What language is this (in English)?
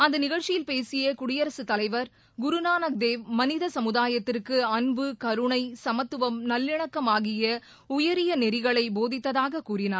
Tamil